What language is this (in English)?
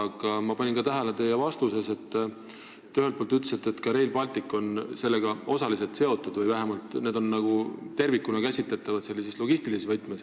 Estonian